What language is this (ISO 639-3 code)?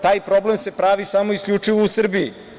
srp